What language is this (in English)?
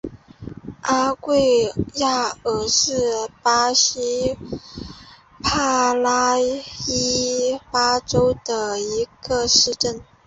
Chinese